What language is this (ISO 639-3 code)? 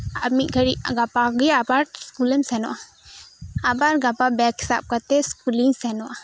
sat